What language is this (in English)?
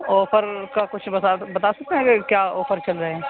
Urdu